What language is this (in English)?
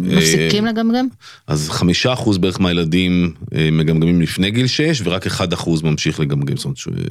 Hebrew